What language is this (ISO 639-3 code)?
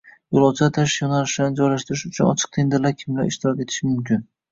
uzb